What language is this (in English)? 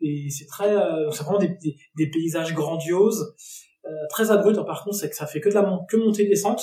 French